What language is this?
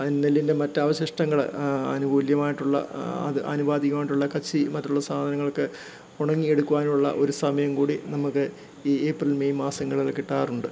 Malayalam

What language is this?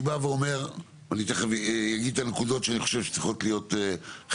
Hebrew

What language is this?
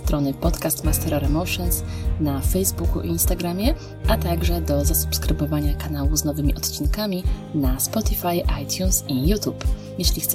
Polish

